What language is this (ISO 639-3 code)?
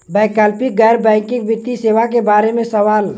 bho